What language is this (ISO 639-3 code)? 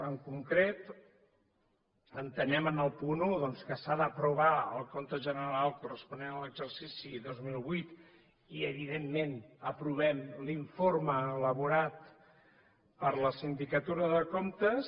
cat